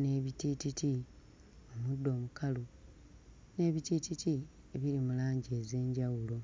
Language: Ganda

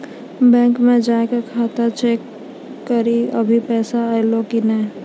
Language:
Maithili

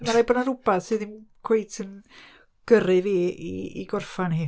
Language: Welsh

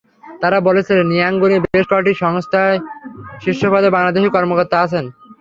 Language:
Bangla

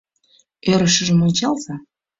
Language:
Mari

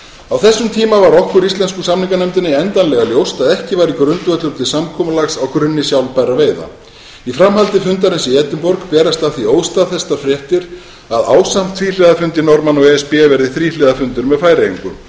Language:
Icelandic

